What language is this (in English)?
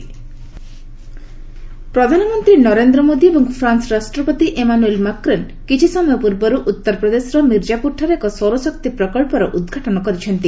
Odia